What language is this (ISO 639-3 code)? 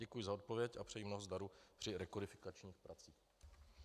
ces